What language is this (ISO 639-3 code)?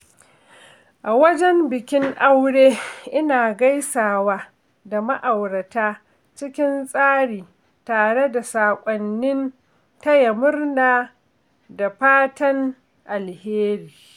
hau